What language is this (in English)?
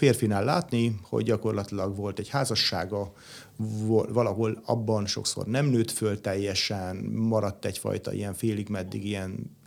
Hungarian